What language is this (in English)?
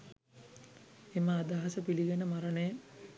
Sinhala